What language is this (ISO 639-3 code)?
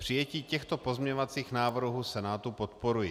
ces